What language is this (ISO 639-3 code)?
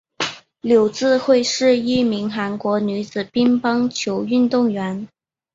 zho